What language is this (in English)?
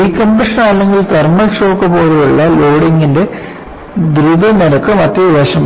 Malayalam